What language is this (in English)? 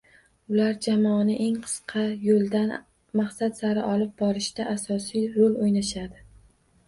Uzbek